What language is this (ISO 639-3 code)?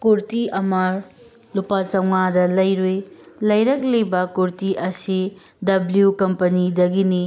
mni